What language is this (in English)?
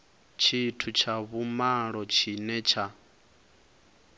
Venda